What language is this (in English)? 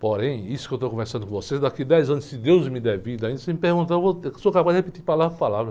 Portuguese